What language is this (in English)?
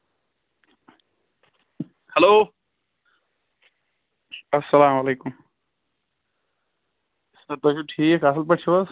Kashmiri